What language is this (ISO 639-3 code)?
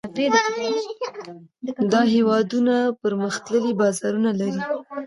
pus